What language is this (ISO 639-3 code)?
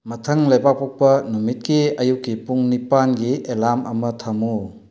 mni